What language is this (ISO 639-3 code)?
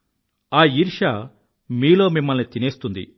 tel